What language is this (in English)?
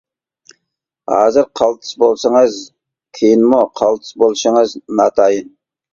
Uyghur